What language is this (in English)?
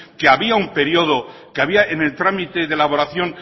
Spanish